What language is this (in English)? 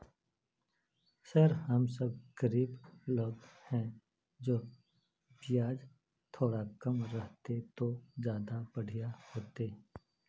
Magahi